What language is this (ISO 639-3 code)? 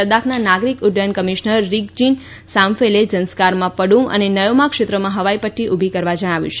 guj